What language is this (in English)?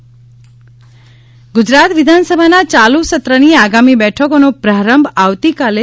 Gujarati